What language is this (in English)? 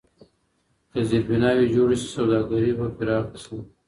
Pashto